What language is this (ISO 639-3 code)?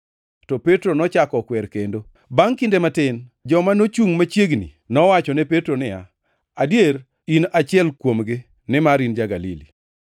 luo